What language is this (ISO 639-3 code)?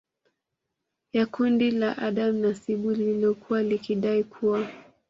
swa